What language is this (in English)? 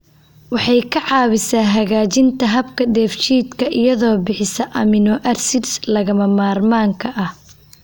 Somali